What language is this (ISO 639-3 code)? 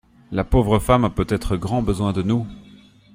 fra